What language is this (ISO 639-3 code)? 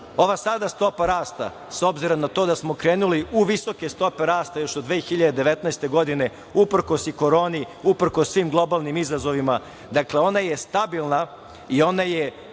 srp